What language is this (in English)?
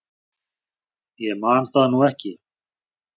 Icelandic